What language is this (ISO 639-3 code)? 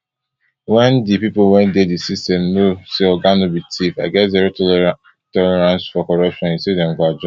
pcm